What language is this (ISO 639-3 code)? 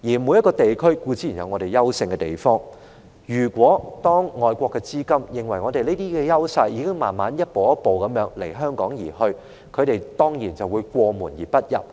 yue